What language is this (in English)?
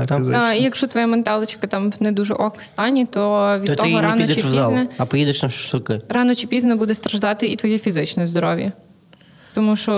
Ukrainian